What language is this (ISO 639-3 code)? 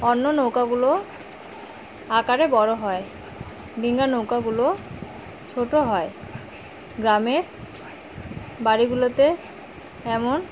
ben